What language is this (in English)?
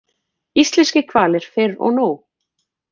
Icelandic